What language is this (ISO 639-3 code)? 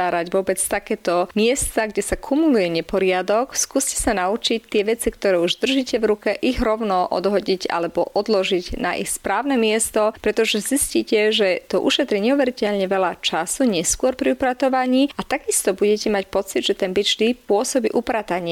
slk